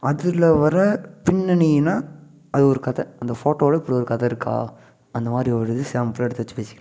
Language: Tamil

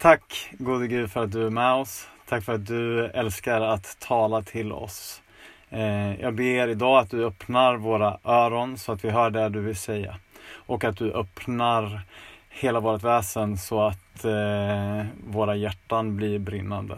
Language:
Swedish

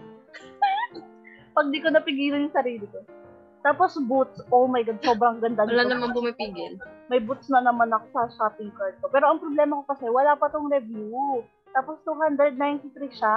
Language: Filipino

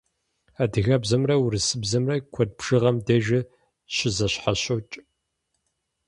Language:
Kabardian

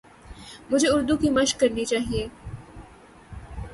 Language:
Urdu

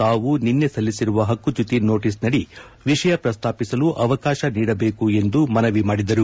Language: Kannada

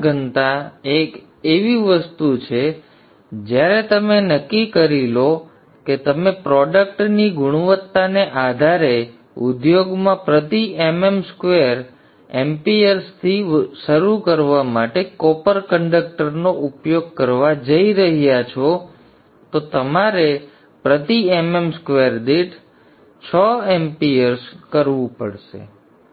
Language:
Gujarati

